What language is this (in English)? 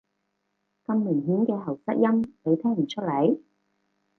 Cantonese